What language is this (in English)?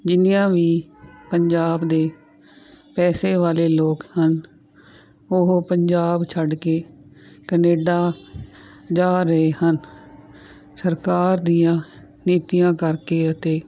Punjabi